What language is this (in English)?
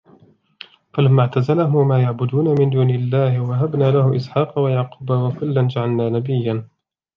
Arabic